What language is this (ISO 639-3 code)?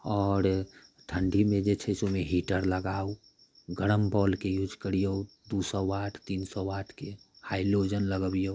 mai